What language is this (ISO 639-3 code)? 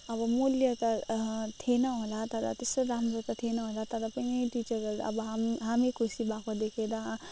nep